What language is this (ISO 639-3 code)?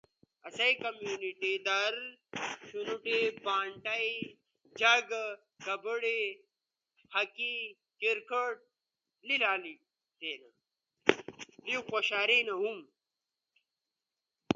ush